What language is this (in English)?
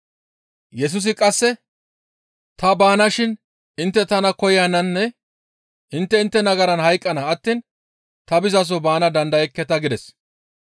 Gamo